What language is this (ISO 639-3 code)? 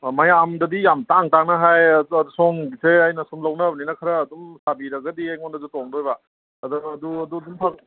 mni